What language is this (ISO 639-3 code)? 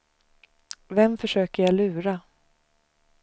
swe